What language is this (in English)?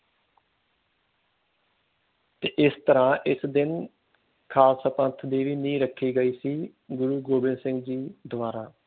Punjabi